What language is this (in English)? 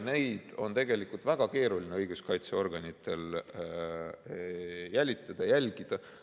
Estonian